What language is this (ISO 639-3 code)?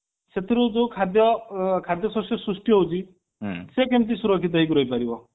ori